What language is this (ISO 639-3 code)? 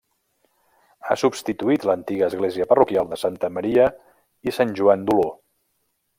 cat